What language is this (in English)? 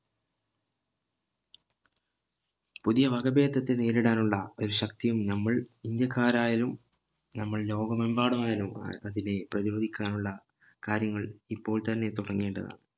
Malayalam